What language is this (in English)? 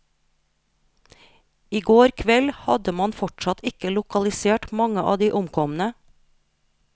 Norwegian